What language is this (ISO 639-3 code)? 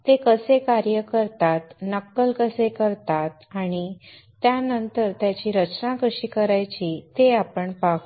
mar